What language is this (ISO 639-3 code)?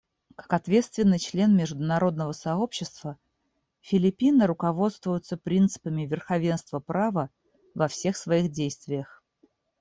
rus